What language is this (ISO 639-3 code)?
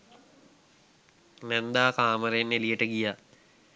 sin